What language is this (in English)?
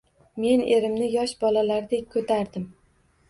Uzbek